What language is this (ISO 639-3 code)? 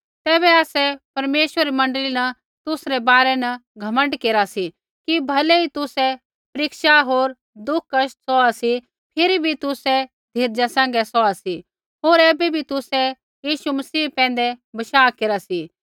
kfx